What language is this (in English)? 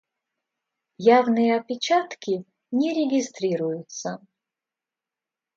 Russian